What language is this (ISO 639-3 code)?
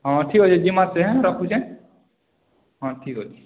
ori